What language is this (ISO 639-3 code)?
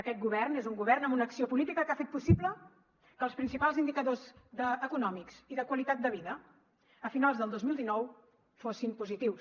cat